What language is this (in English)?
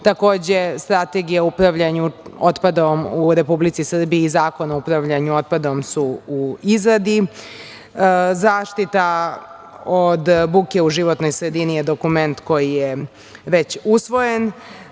Serbian